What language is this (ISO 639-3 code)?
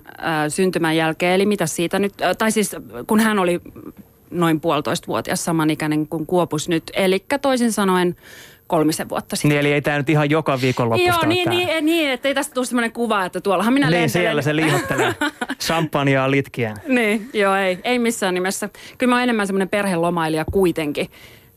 fin